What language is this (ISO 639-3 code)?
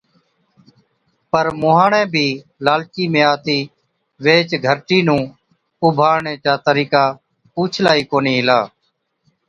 odk